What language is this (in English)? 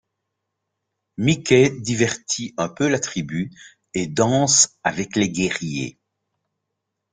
French